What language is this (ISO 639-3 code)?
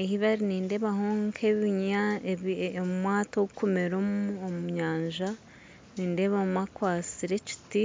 nyn